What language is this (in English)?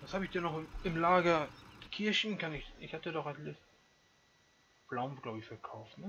German